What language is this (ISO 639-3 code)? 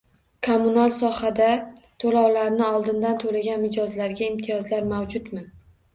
uzb